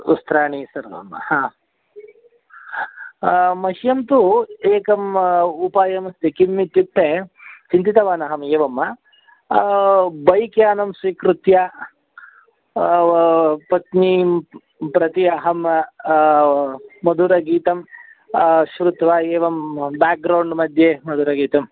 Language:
Sanskrit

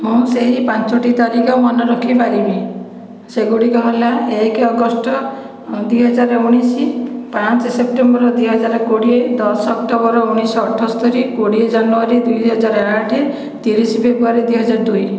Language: Odia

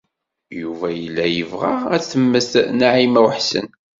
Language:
Kabyle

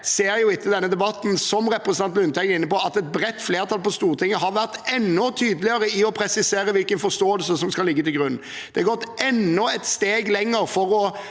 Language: Norwegian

